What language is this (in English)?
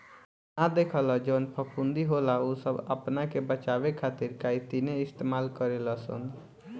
Bhojpuri